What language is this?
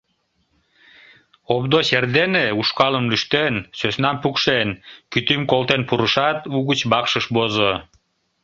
Mari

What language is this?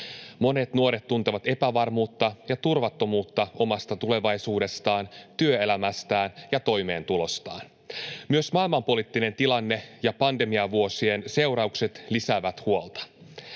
Finnish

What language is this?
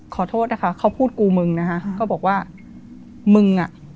Thai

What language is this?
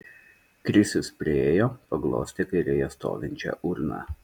Lithuanian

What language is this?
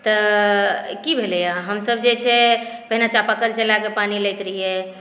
Maithili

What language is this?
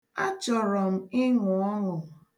Igbo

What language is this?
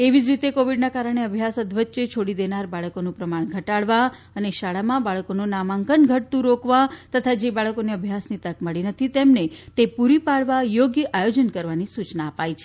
Gujarati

